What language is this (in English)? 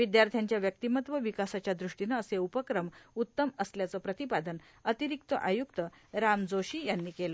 Marathi